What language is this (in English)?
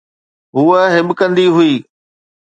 Sindhi